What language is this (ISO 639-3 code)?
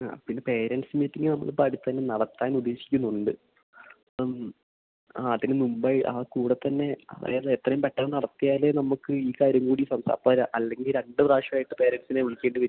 mal